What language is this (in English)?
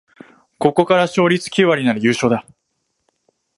Japanese